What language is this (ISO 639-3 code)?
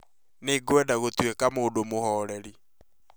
kik